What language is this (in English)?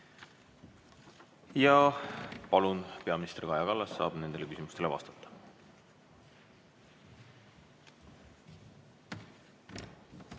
Estonian